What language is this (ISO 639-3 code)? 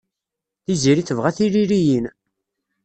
kab